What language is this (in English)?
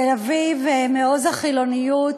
Hebrew